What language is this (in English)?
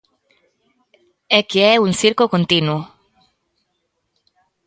Galician